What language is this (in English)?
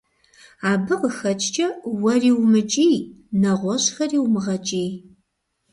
Kabardian